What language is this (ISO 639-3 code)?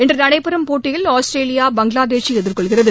tam